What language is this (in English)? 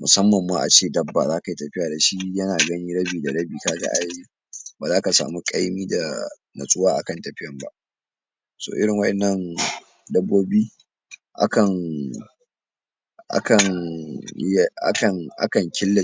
Hausa